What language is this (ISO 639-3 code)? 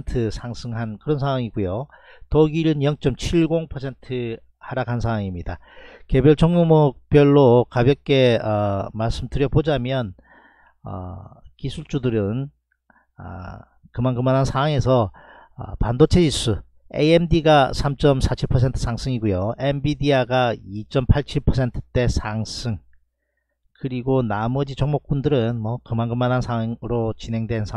kor